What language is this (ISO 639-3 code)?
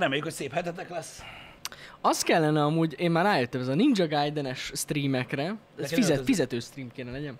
hun